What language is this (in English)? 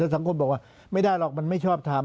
Thai